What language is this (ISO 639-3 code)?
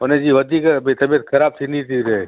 snd